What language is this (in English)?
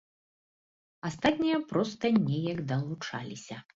Belarusian